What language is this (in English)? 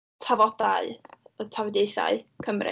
Welsh